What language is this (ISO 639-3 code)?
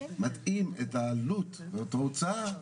heb